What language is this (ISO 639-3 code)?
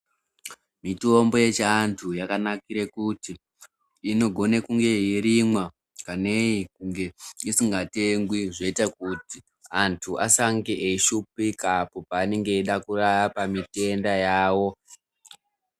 ndc